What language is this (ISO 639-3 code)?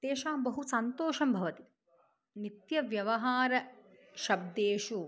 san